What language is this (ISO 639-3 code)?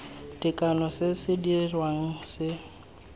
tsn